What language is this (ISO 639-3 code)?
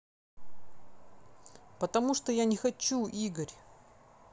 rus